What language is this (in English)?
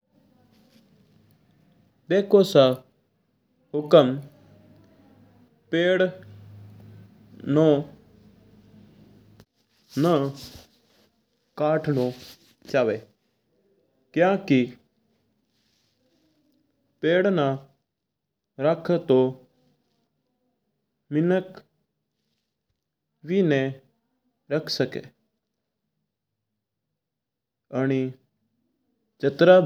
Mewari